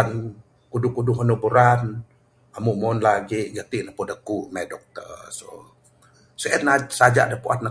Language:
Bukar-Sadung Bidayuh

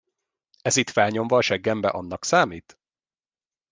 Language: Hungarian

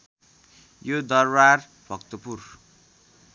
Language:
Nepali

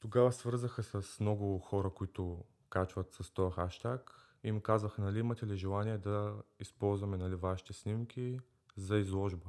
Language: Bulgarian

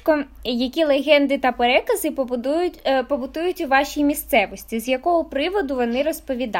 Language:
Ukrainian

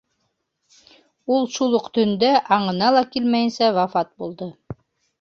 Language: Bashkir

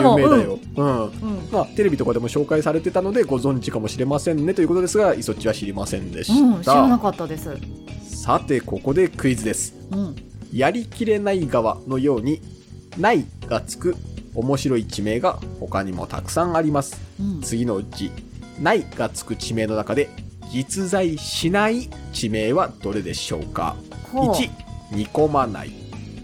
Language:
Japanese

